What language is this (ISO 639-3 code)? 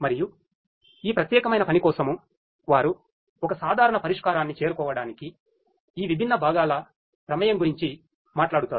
tel